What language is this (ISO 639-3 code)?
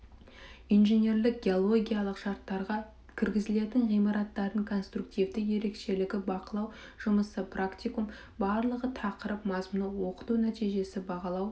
kaz